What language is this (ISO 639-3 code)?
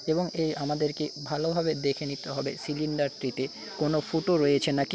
ben